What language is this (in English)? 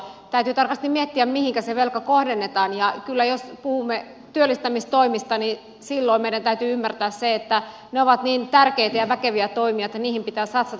Finnish